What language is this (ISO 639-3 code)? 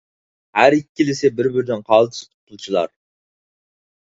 uig